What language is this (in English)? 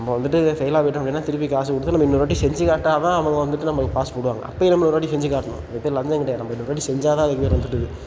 Tamil